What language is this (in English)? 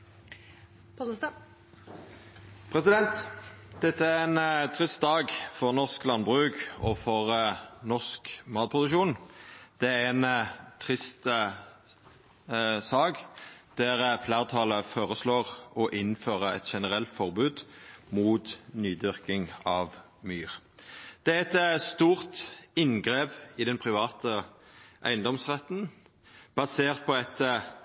Norwegian